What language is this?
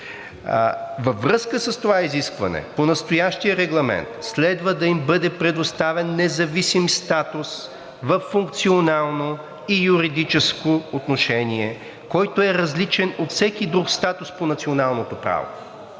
Bulgarian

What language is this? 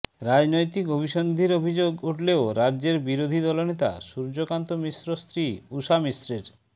Bangla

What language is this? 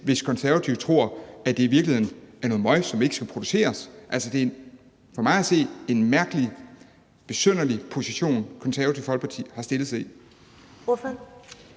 Danish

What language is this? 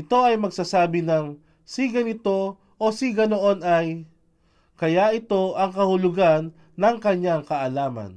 Filipino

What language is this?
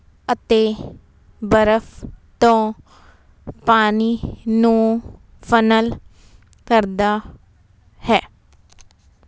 Punjabi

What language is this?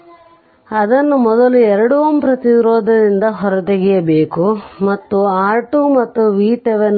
Kannada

